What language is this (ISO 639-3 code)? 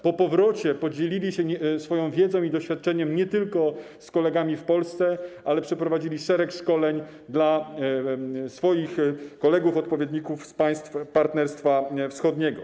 pol